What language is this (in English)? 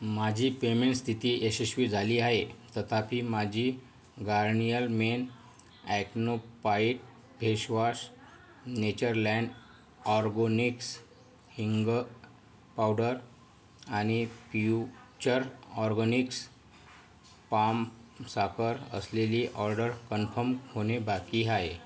Marathi